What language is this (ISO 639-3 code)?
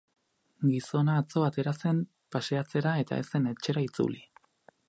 eus